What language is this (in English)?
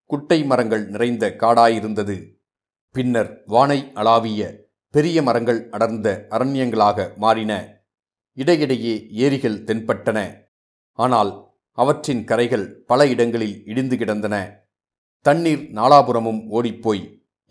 Tamil